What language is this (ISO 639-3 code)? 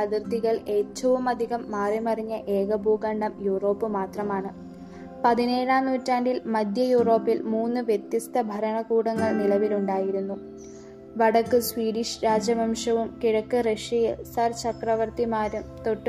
mal